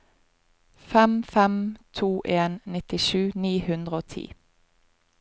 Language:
Norwegian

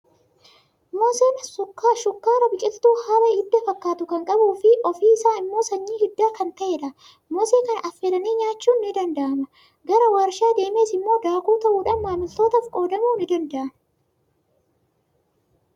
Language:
Oromo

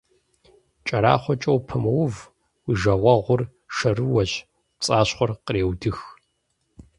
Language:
Kabardian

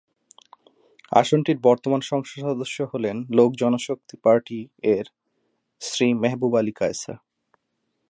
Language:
Bangla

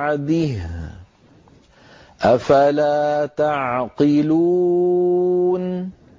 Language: Arabic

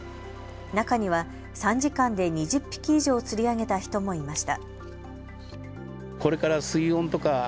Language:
Japanese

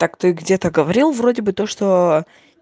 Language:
Russian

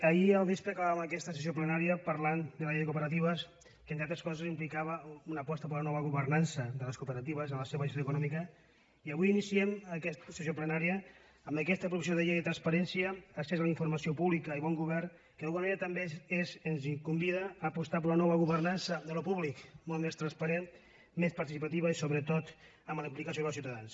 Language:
Catalan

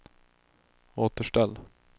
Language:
Swedish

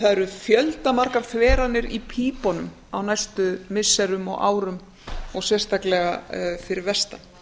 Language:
Icelandic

